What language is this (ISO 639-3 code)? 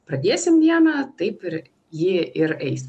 lit